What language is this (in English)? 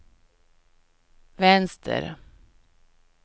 Swedish